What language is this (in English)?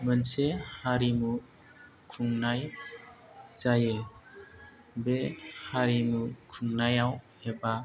Bodo